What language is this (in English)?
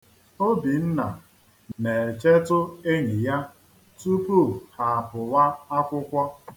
Igbo